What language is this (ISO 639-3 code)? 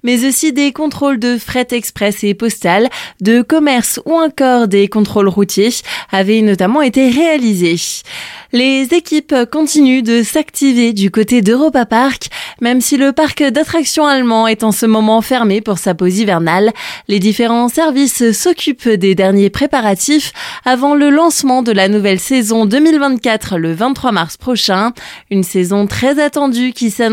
fra